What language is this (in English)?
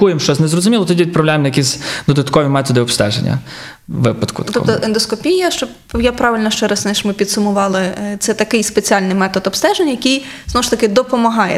Ukrainian